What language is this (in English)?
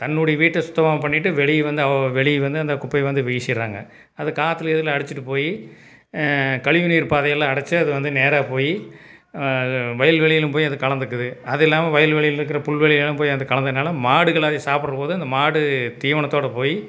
Tamil